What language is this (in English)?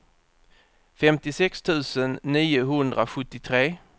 Swedish